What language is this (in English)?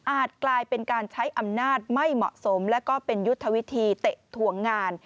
Thai